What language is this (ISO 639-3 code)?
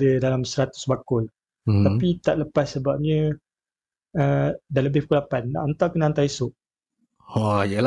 msa